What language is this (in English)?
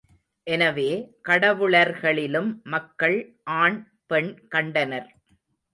Tamil